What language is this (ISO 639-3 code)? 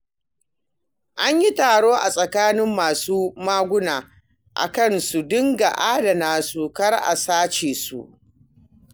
hau